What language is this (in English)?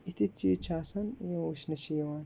Kashmiri